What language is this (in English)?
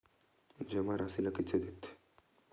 Chhattisgarhi